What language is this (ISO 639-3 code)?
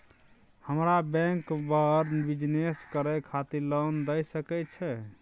mai